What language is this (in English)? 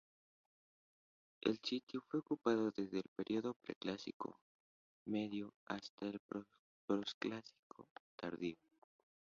Spanish